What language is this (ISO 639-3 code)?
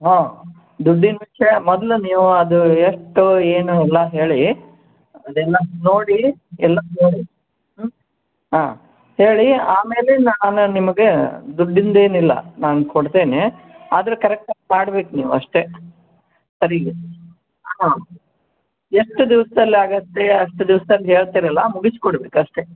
kan